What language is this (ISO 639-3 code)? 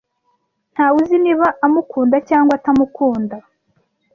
kin